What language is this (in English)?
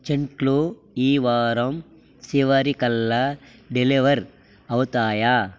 Telugu